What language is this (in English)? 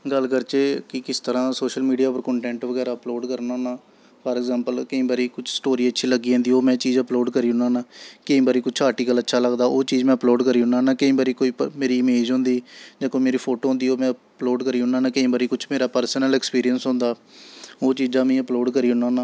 Dogri